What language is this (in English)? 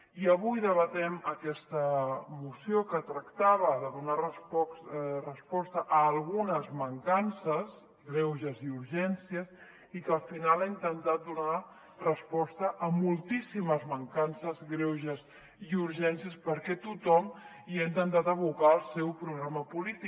Catalan